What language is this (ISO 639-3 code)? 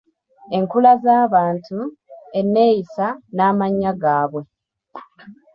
lug